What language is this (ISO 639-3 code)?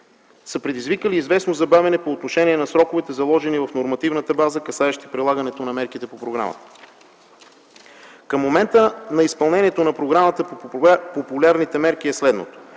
bul